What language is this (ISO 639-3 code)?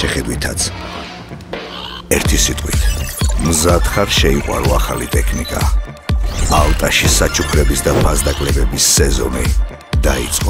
ara